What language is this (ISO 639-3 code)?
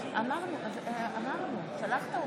heb